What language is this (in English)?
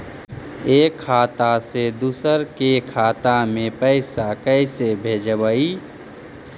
Magahi